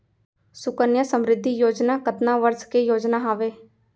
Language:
Chhattisgarhi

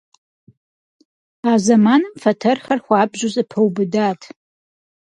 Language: Kabardian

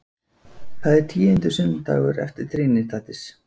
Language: Icelandic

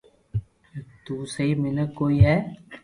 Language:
Loarki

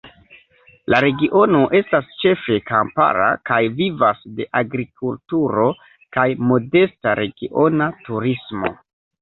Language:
Esperanto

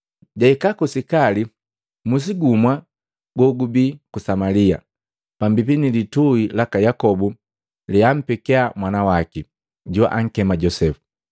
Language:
Matengo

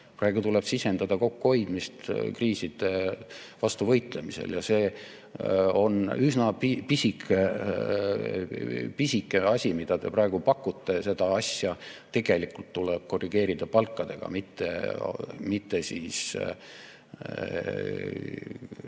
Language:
Estonian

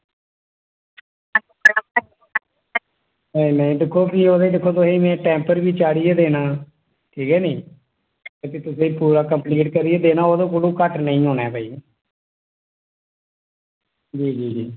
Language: Dogri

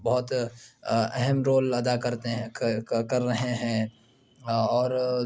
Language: Urdu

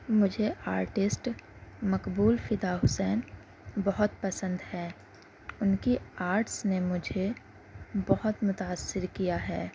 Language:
Urdu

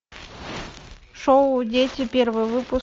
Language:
Russian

